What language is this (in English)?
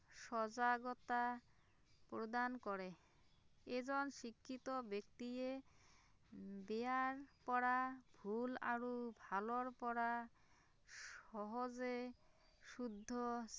Assamese